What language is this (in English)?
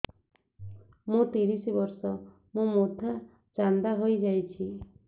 Odia